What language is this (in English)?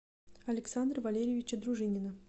Russian